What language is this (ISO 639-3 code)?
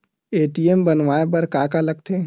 hne